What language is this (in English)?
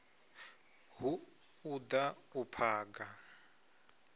Venda